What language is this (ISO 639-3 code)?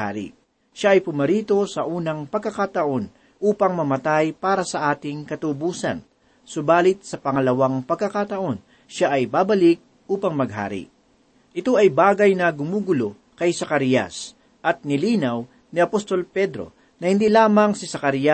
fil